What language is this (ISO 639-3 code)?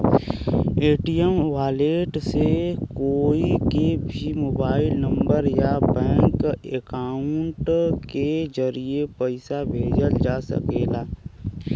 bho